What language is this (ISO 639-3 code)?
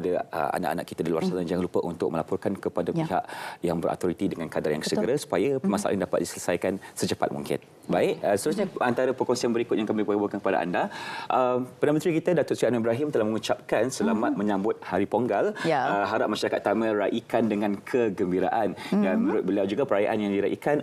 msa